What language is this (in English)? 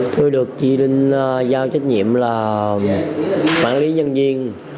Vietnamese